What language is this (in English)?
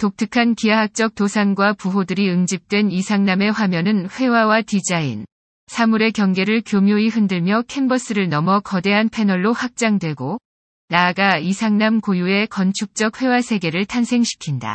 Korean